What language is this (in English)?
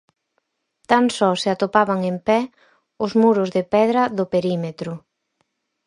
Galician